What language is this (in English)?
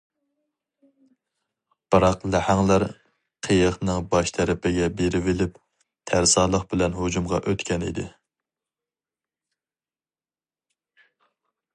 Uyghur